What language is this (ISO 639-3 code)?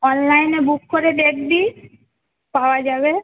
ben